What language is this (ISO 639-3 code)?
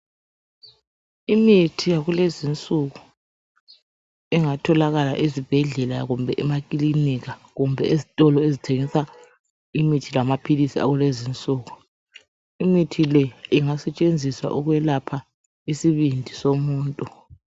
nde